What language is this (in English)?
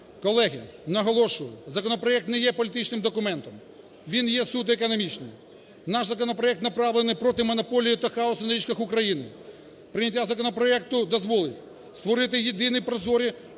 Ukrainian